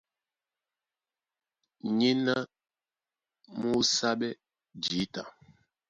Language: Duala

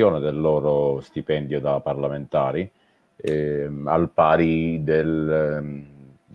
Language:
Italian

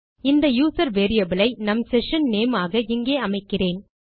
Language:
Tamil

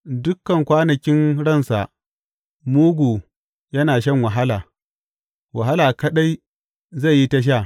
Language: Hausa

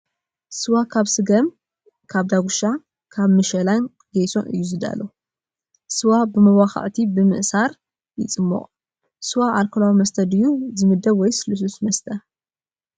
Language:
Tigrinya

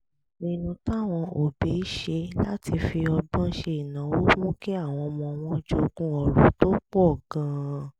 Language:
Yoruba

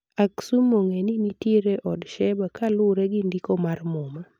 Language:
Luo (Kenya and Tanzania)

